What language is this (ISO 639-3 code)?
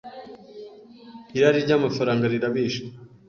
kin